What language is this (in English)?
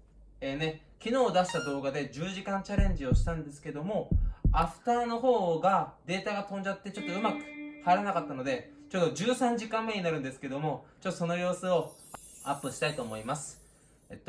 Japanese